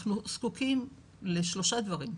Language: Hebrew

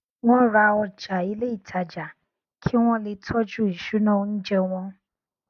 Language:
Yoruba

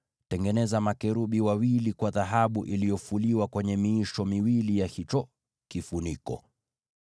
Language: Swahili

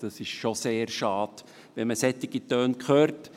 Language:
Swiss German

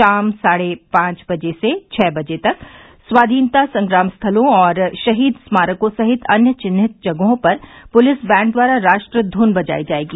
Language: Hindi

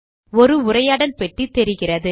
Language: Tamil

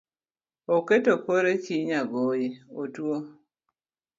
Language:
Luo (Kenya and Tanzania)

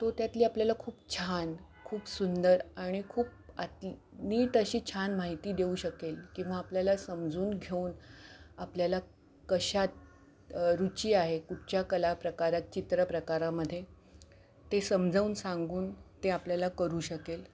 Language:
Marathi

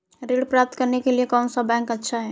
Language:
Hindi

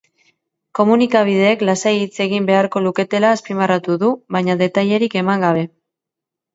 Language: Basque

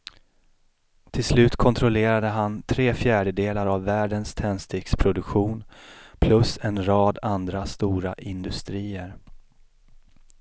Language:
Swedish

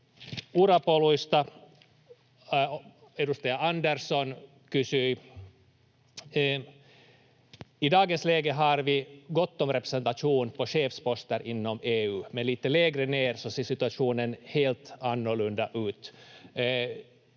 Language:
Finnish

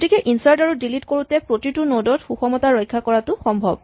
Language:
Assamese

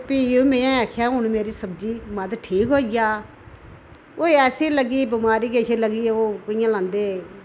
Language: Dogri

